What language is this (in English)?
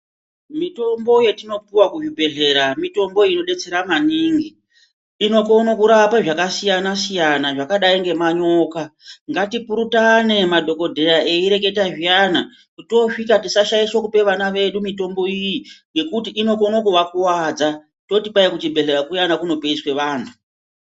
Ndau